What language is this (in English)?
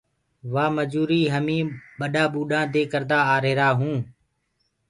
Gurgula